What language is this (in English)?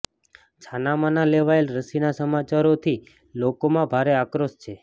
Gujarati